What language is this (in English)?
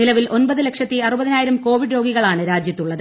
Malayalam